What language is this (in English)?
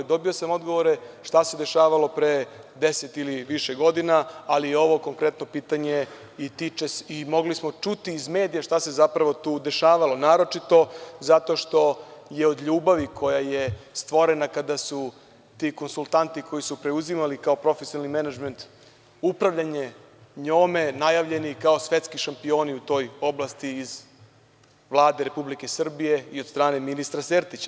Serbian